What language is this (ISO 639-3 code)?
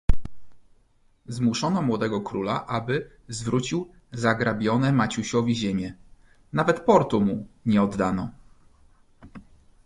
pol